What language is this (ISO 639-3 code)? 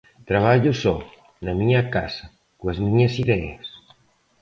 glg